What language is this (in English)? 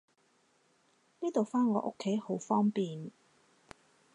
Cantonese